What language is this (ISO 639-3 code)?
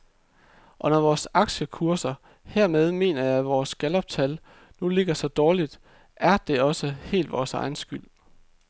dan